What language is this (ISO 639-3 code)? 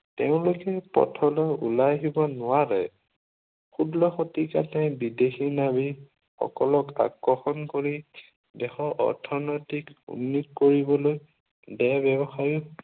asm